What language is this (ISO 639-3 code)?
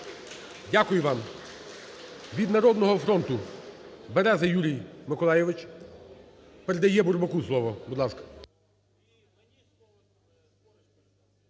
ukr